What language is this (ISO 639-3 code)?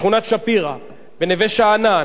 heb